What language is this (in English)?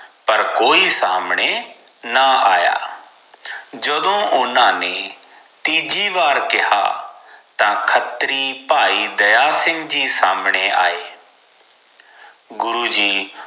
Punjabi